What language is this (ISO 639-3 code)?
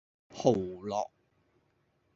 yue